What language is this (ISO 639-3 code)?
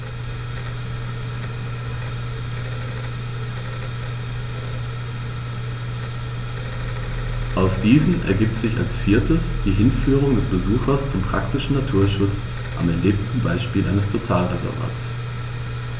deu